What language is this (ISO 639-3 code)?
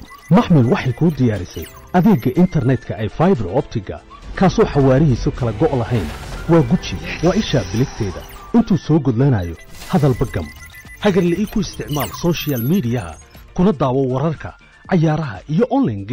ara